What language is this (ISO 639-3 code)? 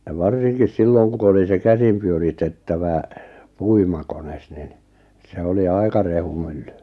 fin